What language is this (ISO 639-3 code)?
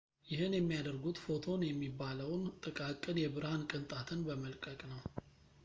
amh